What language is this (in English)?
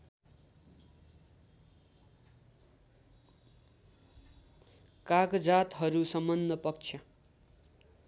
Nepali